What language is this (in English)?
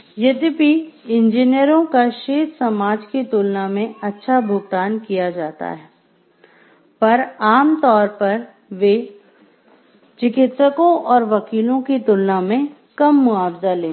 Hindi